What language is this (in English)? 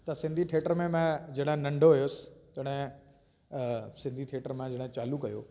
Sindhi